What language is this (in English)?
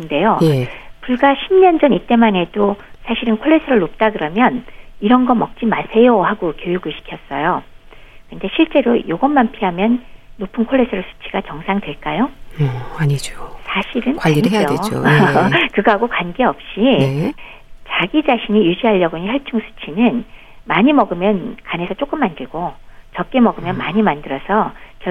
Korean